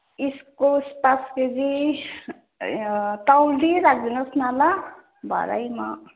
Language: Nepali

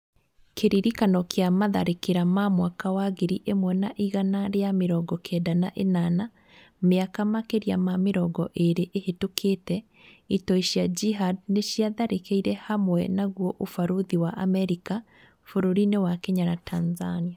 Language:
Kikuyu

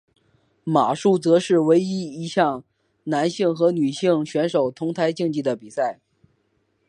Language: Chinese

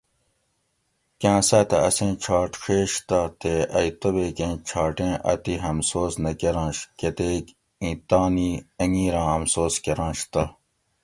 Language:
Gawri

